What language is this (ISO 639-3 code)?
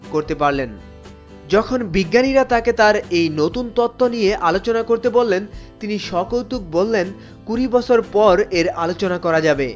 ben